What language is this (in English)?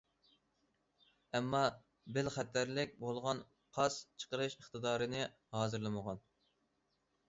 Uyghur